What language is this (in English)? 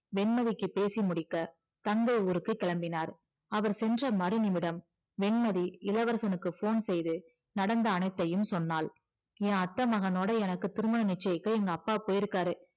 Tamil